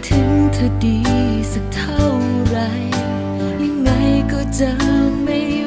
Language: Thai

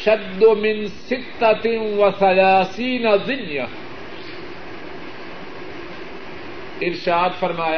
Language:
Urdu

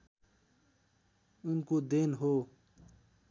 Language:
Nepali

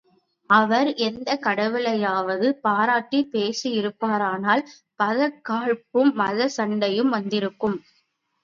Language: Tamil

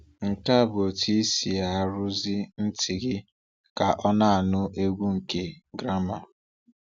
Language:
Igbo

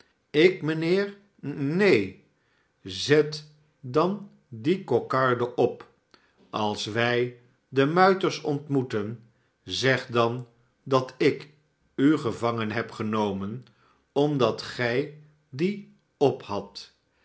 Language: Dutch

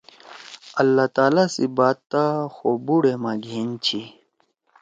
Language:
Torwali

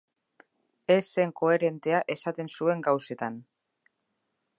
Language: Basque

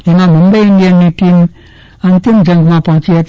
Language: Gujarati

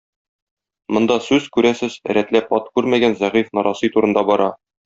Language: Tatar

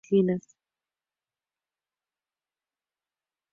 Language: Spanish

